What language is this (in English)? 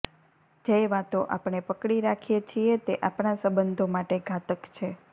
Gujarati